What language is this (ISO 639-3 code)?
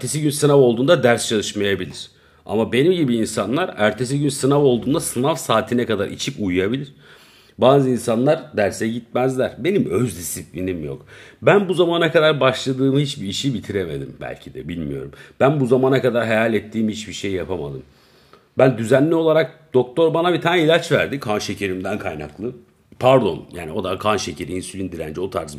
tur